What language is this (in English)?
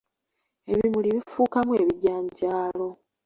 Ganda